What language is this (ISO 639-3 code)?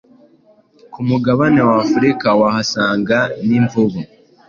kin